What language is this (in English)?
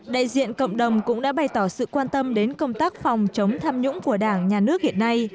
Vietnamese